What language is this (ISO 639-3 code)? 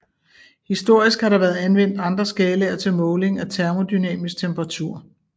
dan